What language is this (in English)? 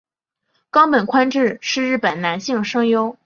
Chinese